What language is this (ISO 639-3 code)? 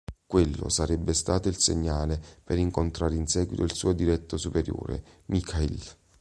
ita